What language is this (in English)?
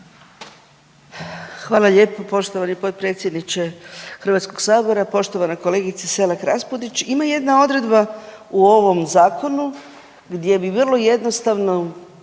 Croatian